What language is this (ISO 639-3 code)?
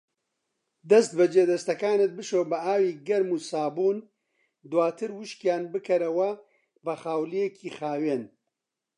ckb